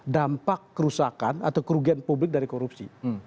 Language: Indonesian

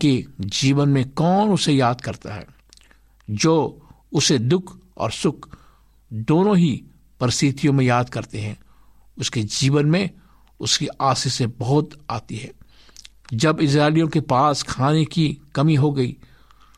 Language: Hindi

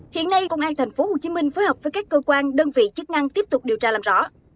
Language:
Vietnamese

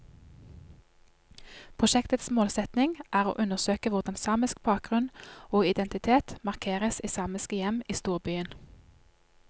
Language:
Norwegian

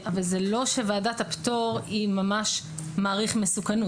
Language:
Hebrew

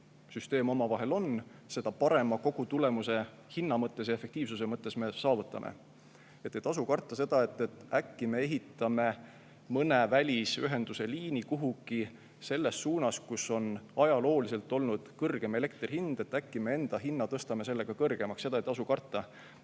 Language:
Estonian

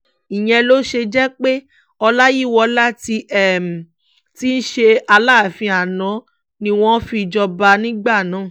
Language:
Yoruba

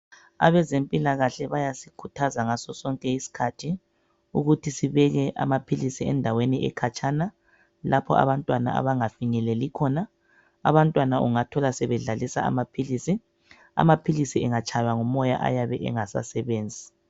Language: North Ndebele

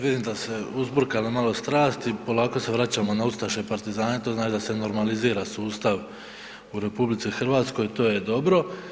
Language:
Croatian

